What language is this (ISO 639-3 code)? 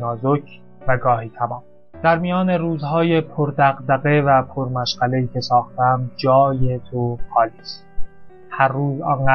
fas